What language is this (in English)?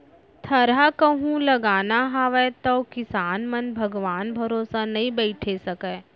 Chhattisgarhi